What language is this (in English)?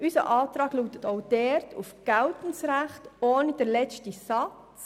Swiss German